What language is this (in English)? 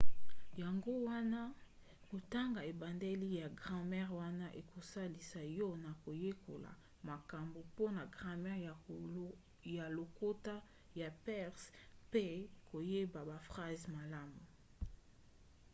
Lingala